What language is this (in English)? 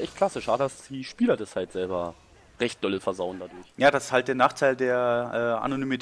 German